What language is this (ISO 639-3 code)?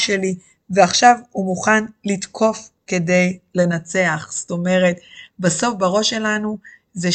heb